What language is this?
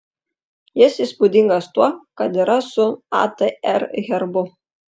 Lithuanian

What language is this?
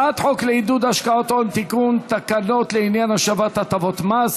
Hebrew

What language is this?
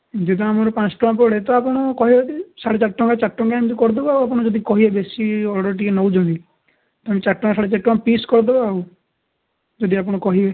Odia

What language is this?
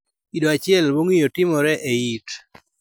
Luo (Kenya and Tanzania)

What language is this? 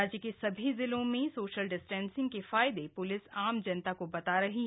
Hindi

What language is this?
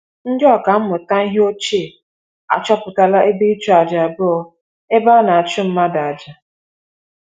Igbo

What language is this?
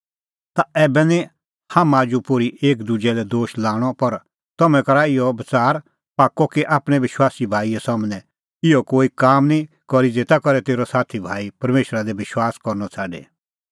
Kullu Pahari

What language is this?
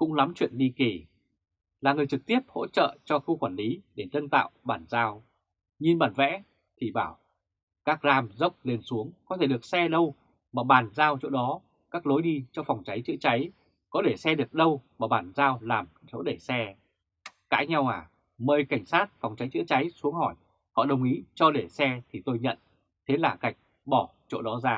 Vietnamese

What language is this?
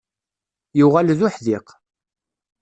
Kabyle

